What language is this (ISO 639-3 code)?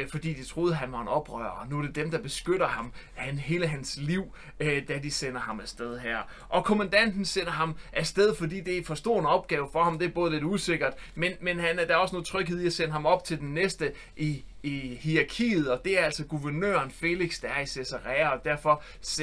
dan